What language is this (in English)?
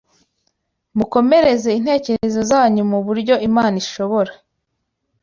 Kinyarwanda